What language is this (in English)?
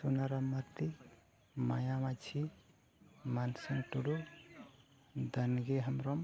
Santali